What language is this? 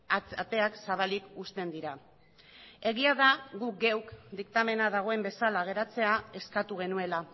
Basque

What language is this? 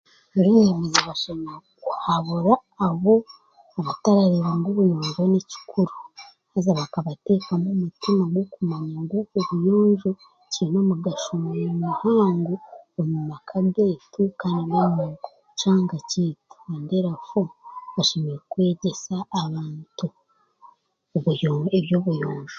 Chiga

